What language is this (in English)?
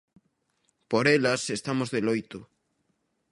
Galician